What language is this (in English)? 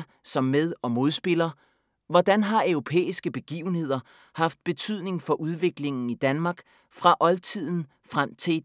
Danish